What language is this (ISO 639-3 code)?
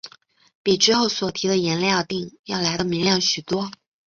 zho